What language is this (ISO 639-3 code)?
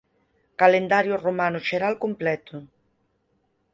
glg